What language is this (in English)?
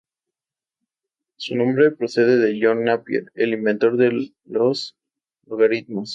Spanish